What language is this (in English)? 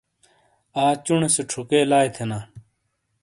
Shina